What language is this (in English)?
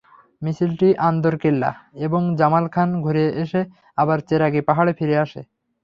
Bangla